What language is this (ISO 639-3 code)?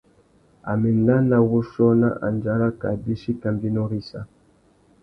bag